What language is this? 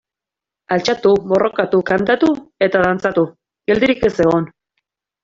Basque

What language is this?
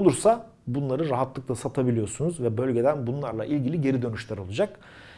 Turkish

